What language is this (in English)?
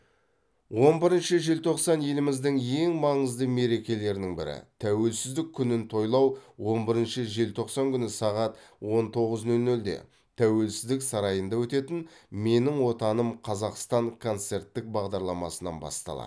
Kazakh